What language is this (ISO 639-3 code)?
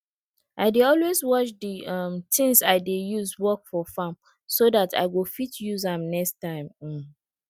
pcm